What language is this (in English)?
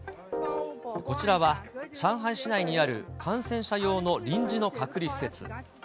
Japanese